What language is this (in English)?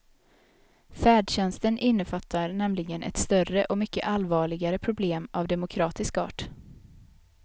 Swedish